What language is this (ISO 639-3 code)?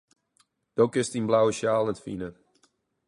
fry